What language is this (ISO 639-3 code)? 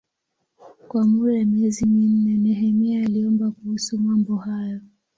swa